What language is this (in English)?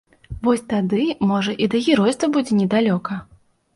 Belarusian